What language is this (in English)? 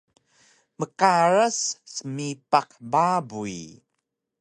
Taroko